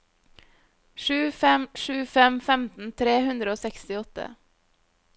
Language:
Norwegian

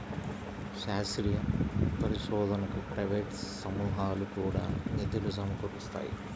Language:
Telugu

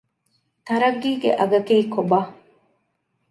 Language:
Divehi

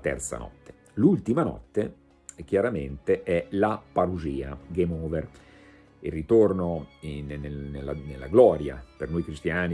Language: Italian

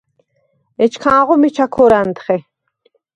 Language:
Svan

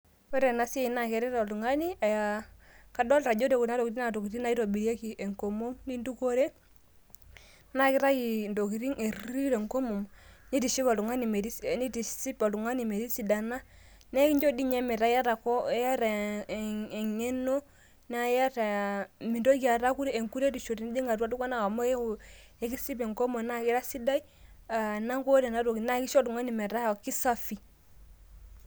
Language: Masai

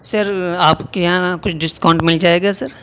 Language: Urdu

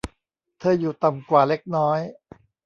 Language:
Thai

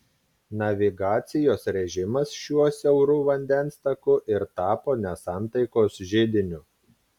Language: Lithuanian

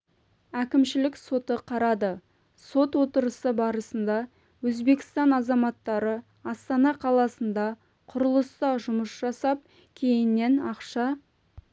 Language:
Kazakh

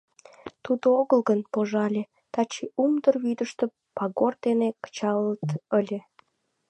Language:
Mari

